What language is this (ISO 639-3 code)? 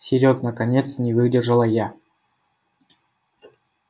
rus